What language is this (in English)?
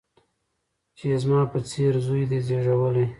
Pashto